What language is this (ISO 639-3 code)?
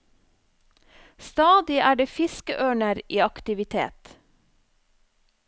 nor